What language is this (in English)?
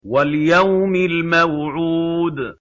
Arabic